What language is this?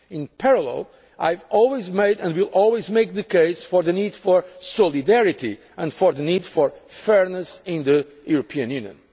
English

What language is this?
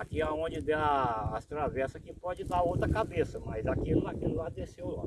Portuguese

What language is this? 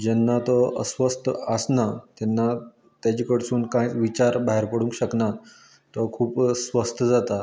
Konkani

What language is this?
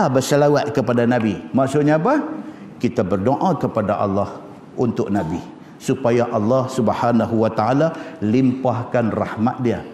Malay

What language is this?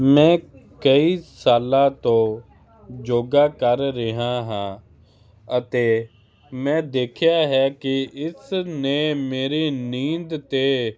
Punjabi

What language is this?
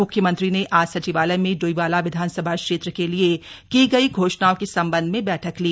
Hindi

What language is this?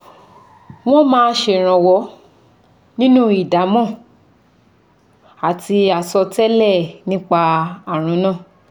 Yoruba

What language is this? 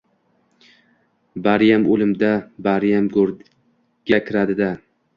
Uzbek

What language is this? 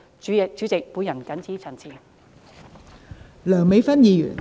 Cantonese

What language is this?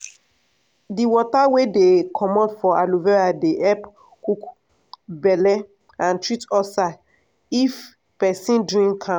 Nigerian Pidgin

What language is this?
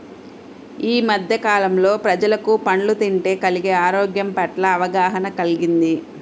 Telugu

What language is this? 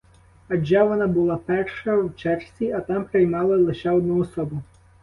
Ukrainian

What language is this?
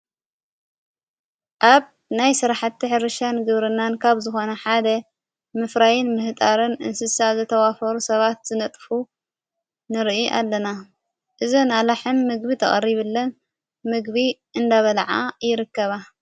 Tigrinya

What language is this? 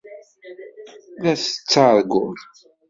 Kabyle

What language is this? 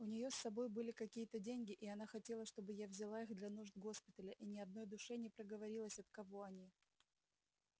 Russian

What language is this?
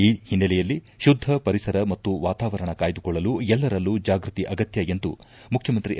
Kannada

